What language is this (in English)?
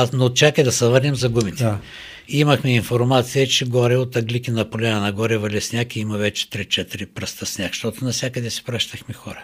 Bulgarian